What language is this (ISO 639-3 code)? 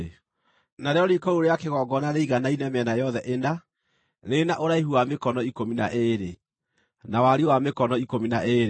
kik